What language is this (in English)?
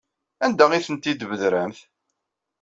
Kabyle